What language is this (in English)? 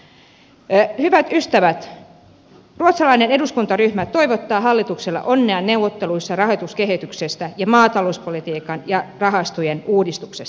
Finnish